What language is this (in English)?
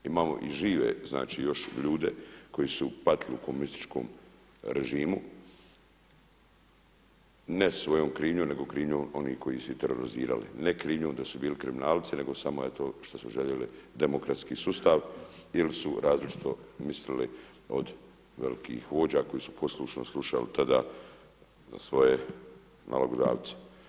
Croatian